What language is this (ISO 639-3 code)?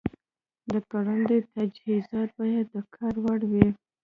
pus